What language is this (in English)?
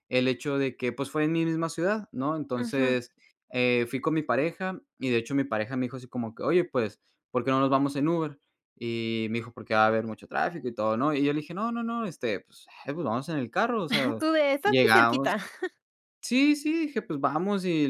Spanish